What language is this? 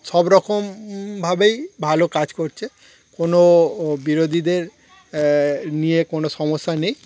Bangla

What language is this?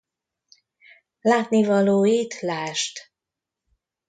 Hungarian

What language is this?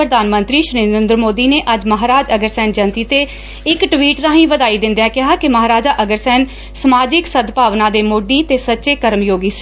Punjabi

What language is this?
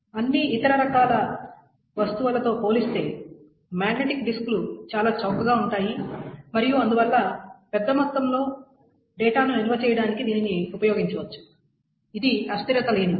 Telugu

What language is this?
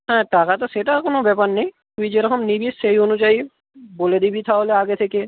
Bangla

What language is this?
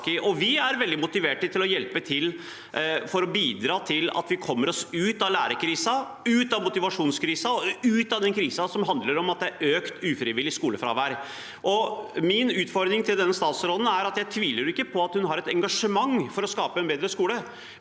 Norwegian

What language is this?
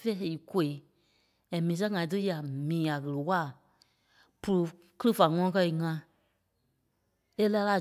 Kpelle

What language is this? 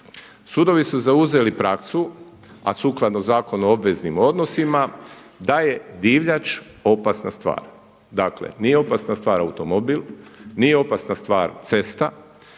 Croatian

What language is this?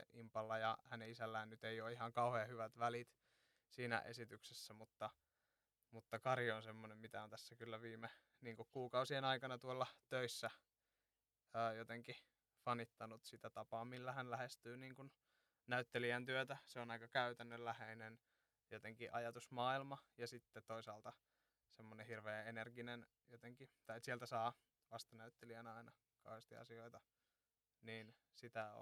Finnish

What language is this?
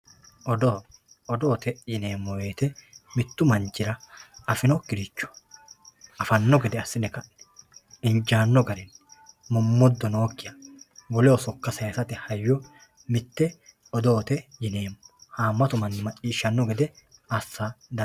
Sidamo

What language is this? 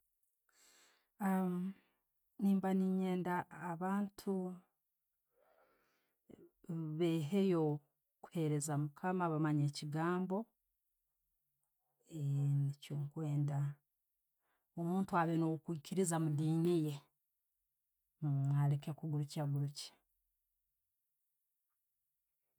Tooro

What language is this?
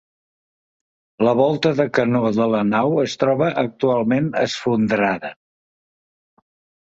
Catalan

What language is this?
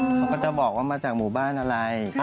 Thai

